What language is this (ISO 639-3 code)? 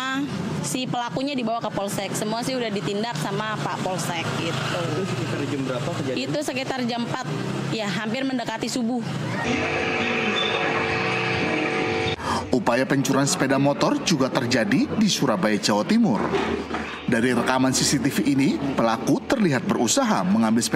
ind